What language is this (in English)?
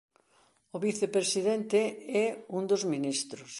Galician